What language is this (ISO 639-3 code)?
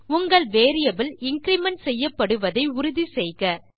tam